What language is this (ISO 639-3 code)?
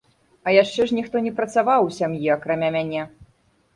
bel